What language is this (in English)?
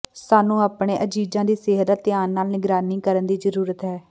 Punjabi